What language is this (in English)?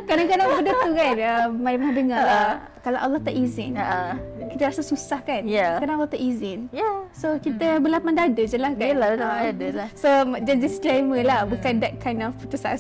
Malay